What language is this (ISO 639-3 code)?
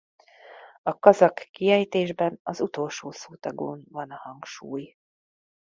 hun